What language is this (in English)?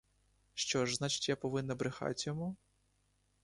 Ukrainian